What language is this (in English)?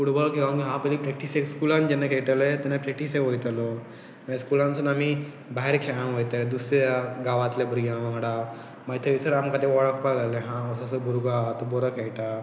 Konkani